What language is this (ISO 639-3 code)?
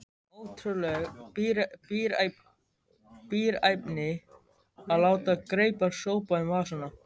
isl